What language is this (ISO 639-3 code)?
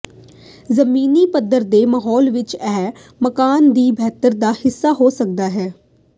pan